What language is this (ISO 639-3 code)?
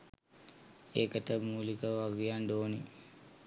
sin